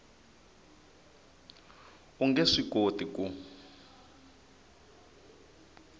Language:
Tsonga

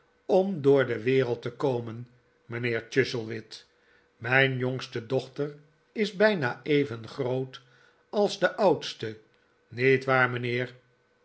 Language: Dutch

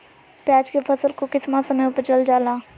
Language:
Magahi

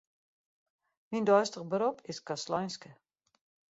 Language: Western Frisian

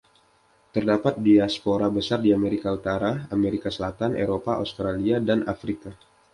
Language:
Indonesian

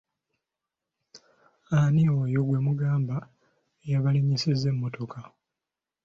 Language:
Ganda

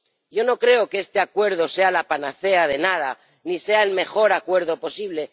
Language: Spanish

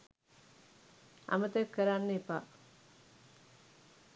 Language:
Sinhala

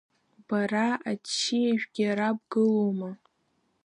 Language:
Abkhazian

